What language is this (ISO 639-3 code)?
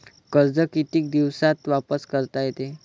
mar